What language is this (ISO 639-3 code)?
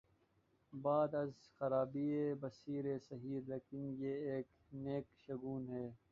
urd